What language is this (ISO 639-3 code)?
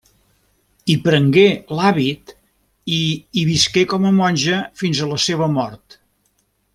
cat